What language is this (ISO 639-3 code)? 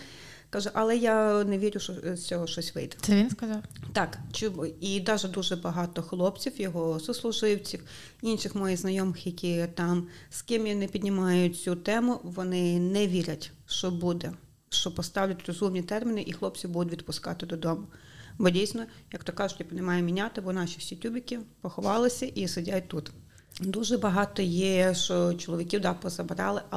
ukr